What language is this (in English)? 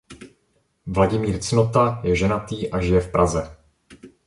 Czech